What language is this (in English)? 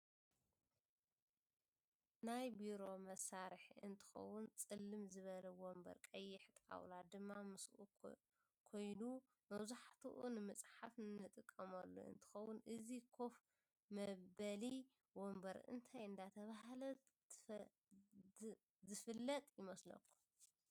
Tigrinya